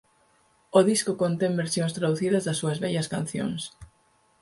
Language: Galician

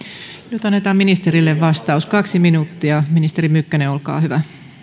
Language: Finnish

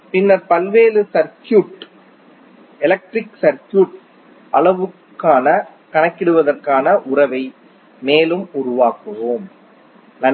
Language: Tamil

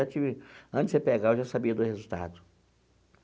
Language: Portuguese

